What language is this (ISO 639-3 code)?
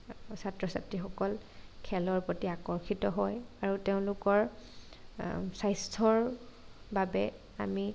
asm